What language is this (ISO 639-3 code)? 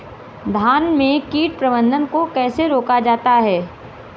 hin